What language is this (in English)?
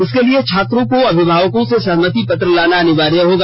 Hindi